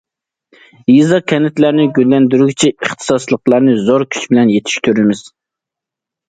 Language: Uyghur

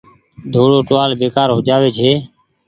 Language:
Goaria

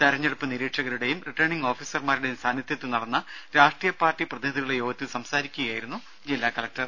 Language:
Malayalam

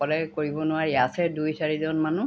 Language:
Assamese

